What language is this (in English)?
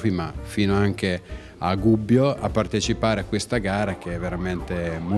Italian